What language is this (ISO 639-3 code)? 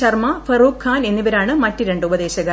mal